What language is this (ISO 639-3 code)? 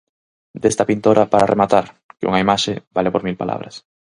glg